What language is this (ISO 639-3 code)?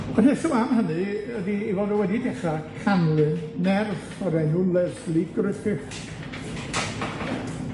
cym